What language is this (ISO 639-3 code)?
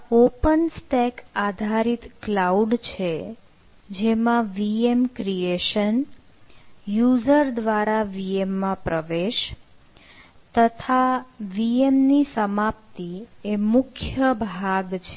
guj